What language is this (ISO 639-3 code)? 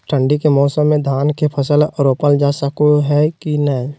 mag